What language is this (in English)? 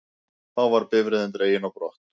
Icelandic